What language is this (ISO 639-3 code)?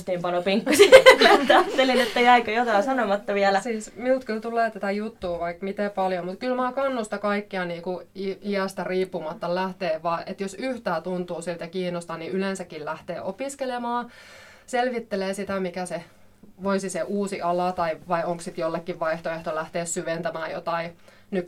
fin